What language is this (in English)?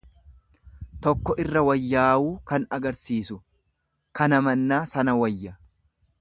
Oromo